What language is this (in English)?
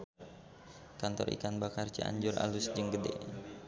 Sundanese